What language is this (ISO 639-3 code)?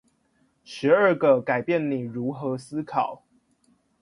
zho